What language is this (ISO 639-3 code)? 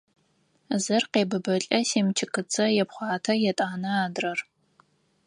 ady